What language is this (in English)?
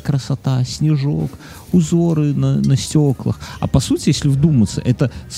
Russian